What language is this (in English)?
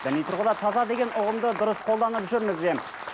Kazakh